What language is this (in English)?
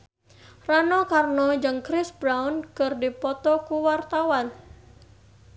Sundanese